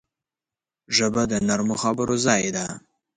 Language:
Pashto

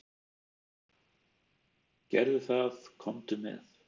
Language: Icelandic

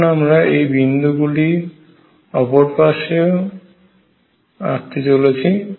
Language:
Bangla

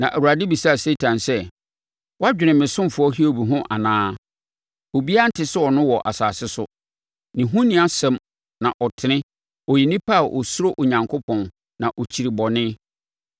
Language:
Akan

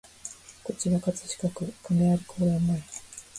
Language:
Japanese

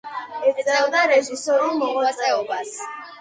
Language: Georgian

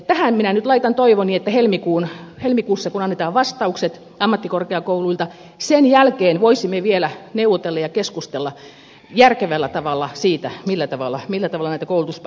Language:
Finnish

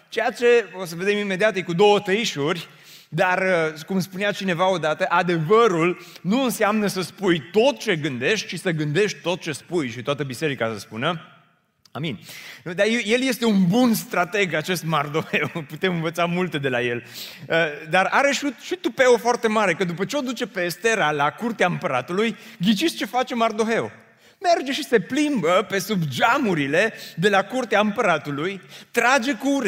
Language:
Romanian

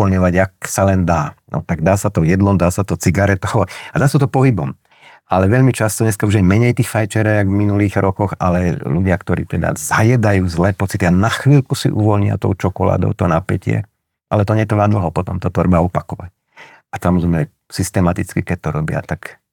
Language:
Slovak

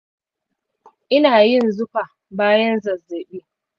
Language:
Hausa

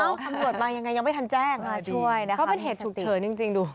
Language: Thai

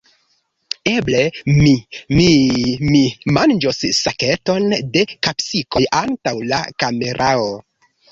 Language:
Esperanto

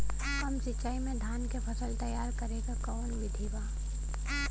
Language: Bhojpuri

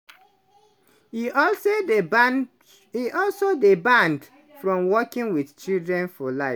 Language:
Nigerian Pidgin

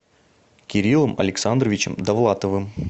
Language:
Russian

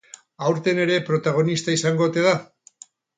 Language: Basque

